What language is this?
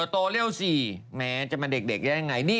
Thai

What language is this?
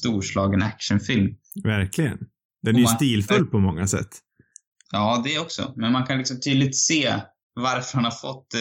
Swedish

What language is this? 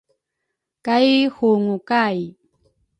Rukai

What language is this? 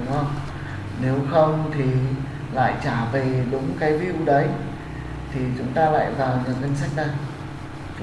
Vietnamese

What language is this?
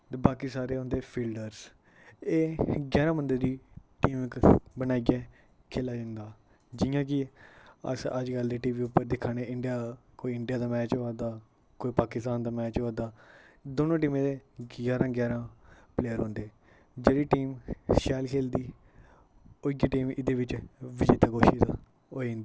Dogri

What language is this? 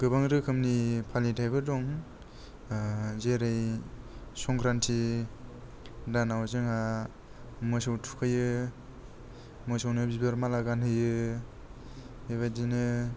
Bodo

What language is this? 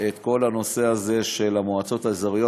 Hebrew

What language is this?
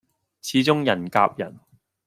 Cantonese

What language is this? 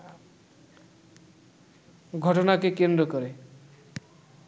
Bangla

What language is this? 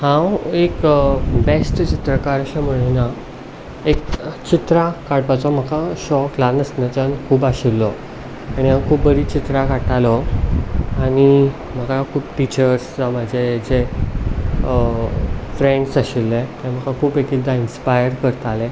Konkani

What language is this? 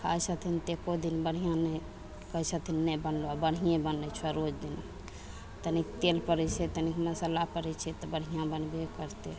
Maithili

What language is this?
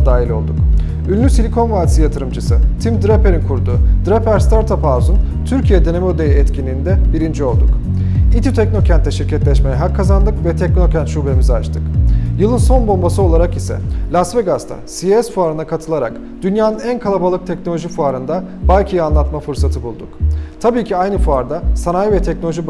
Turkish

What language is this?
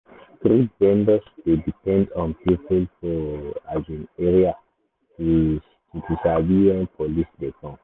Nigerian Pidgin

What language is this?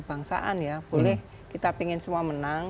Indonesian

